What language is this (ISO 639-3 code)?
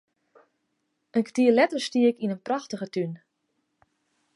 fry